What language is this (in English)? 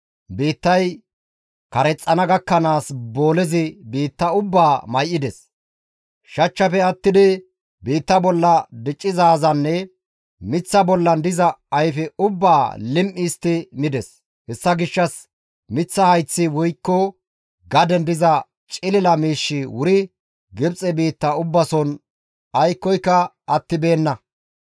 Gamo